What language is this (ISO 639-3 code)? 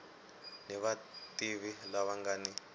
tso